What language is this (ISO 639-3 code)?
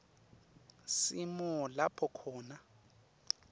ssw